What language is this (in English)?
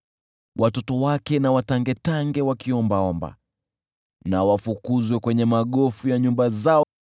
Swahili